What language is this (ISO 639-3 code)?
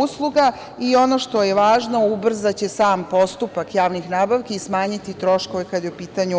srp